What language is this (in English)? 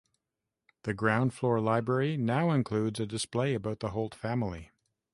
English